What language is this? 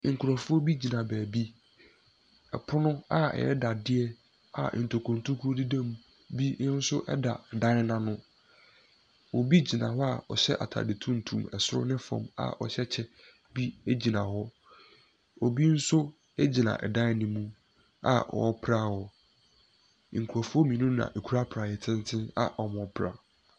Akan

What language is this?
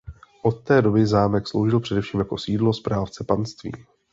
Czech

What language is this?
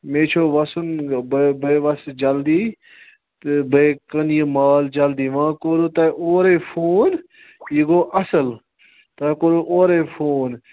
Kashmiri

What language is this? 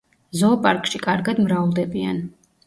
Georgian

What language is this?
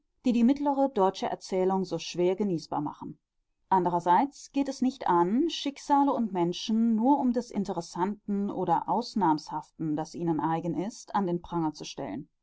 German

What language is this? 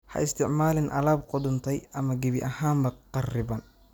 Somali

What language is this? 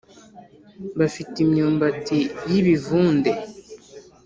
Kinyarwanda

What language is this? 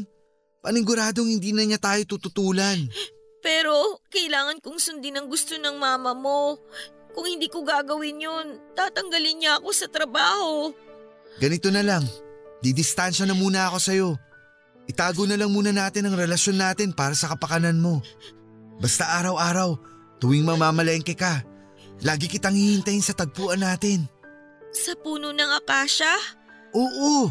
Filipino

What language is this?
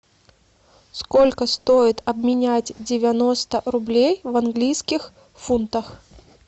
Russian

